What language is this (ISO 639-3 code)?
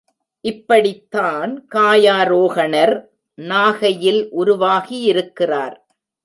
tam